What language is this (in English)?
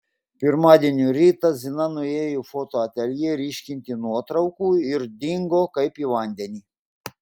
Lithuanian